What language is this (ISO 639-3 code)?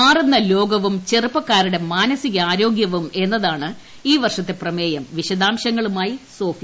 mal